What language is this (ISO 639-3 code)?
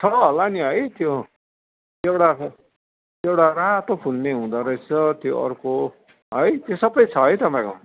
nep